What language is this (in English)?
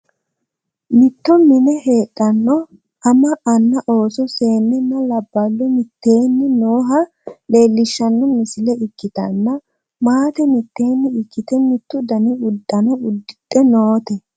Sidamo